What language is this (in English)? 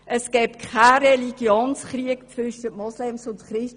Swiss German